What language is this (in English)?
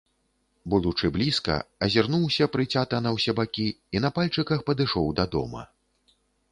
Belarusian